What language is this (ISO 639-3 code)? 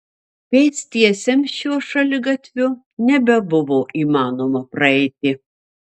lit